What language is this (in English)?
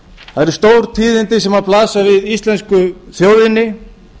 Icelandic